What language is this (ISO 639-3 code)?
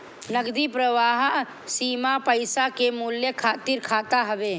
bho